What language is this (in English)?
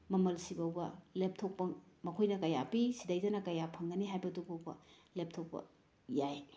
Manipuri